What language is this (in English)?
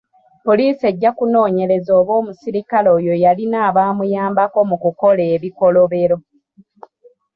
Ganda